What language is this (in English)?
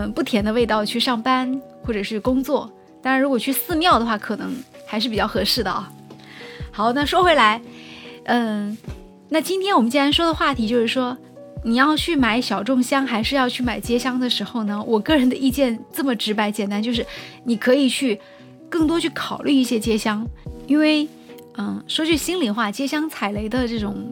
Chinese